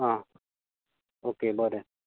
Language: Konkani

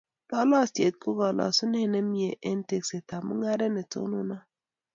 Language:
Kalenjin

